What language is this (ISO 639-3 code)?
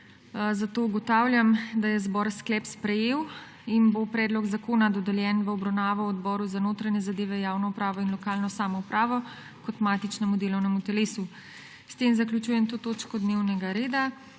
slv